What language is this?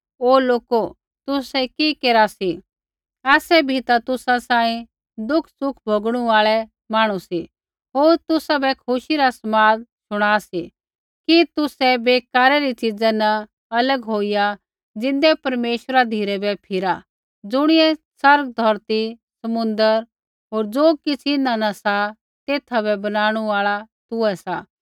Kullu Pahari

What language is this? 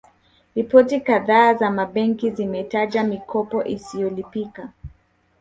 Swahili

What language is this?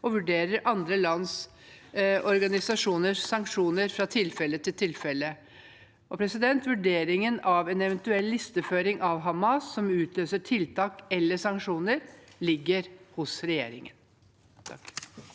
Norwegian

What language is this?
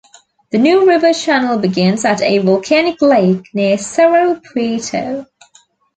English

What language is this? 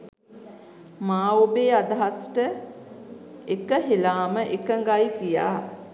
Sinhala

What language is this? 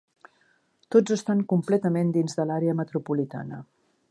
Catalan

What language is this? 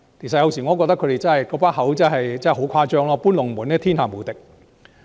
Cantonese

